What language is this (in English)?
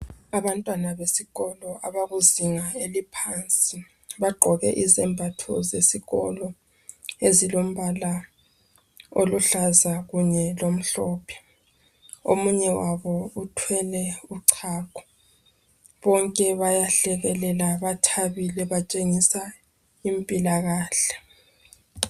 North Ndebele